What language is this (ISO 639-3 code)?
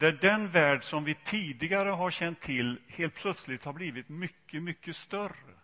swe